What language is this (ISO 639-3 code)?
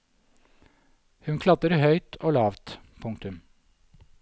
nor